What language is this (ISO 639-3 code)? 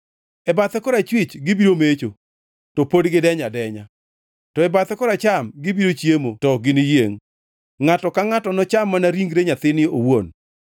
luo